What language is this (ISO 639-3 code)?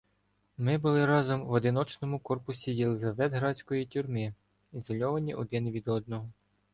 ukr